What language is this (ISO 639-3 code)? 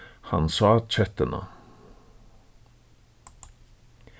fao